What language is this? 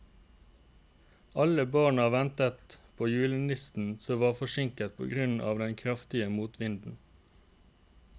Norwegian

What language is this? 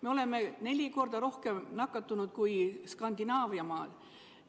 Estonian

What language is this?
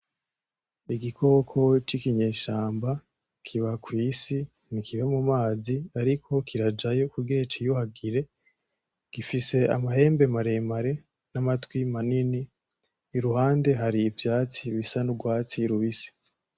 Rundi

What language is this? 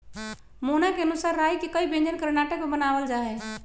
Magahi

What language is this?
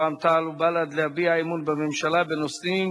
Hebrew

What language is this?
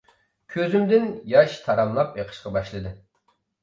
Uyghur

